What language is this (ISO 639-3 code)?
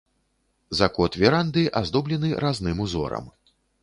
bel